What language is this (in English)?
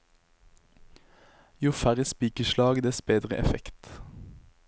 Norwegian